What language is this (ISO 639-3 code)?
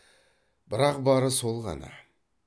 kaz